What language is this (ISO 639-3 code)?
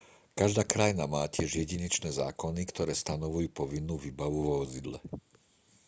slk